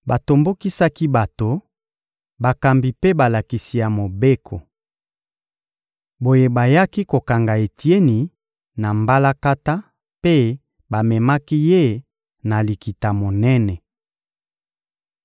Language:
Lingala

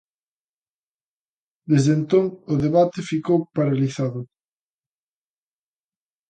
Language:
Galician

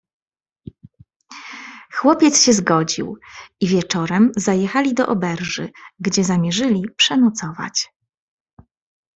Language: Polish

